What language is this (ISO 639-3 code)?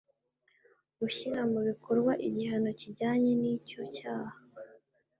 kin